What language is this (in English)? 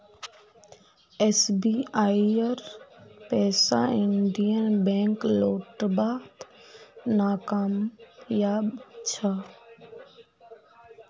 Magahi